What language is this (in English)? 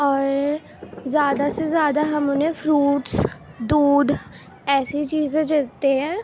Urdu